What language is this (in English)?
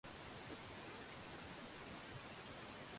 Swahili